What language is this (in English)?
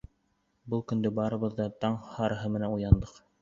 Bashkir